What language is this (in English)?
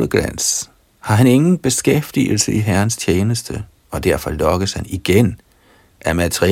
Danish